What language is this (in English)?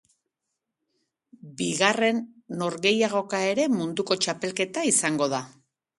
Basque